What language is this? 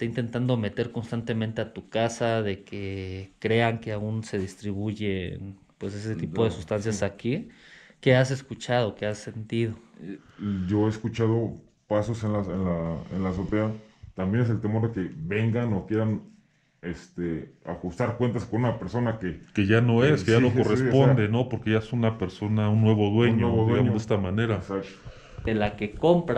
Spanish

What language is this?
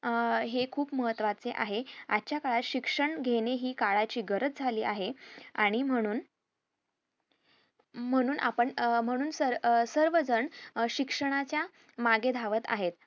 Marathi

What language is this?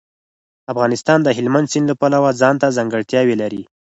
Pashto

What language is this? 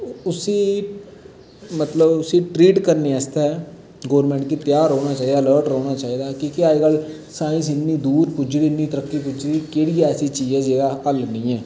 Dogri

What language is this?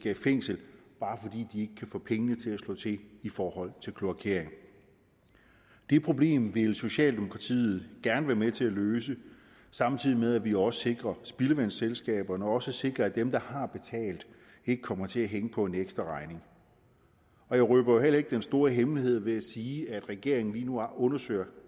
Danish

